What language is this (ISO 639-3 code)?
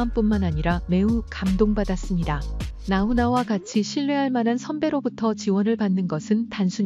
kor